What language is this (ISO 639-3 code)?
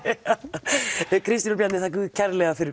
isl